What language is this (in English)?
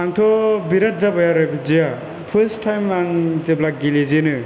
Bodo